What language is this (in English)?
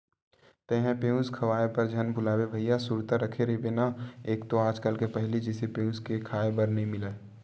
Chhattisgarhi